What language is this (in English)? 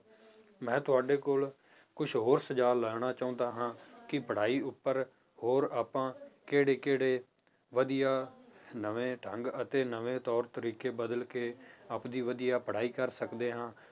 Punjabi